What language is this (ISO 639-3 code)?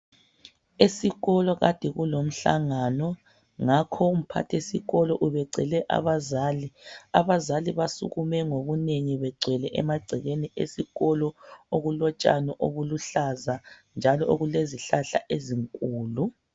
nde